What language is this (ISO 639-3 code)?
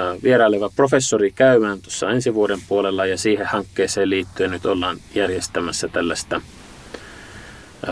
fin